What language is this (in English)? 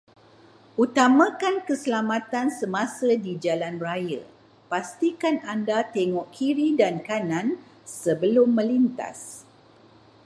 Malay